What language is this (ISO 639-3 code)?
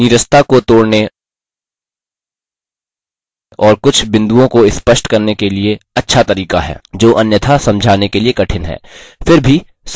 hin